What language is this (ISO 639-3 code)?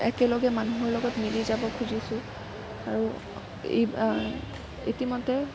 asm